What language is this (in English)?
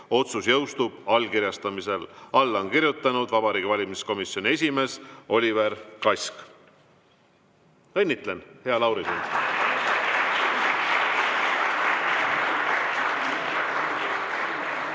Estonian